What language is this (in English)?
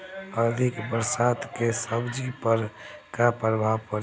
Bhojpuri